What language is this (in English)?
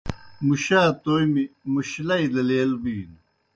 Kohistani Shina